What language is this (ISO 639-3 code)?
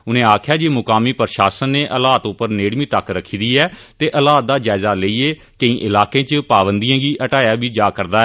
doi